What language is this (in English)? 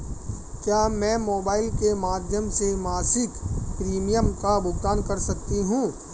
Hindi